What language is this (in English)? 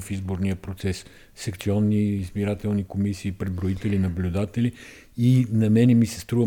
Bulgarian